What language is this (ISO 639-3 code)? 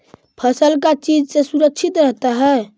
mag